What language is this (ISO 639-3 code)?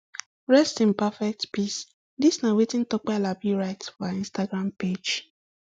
pcm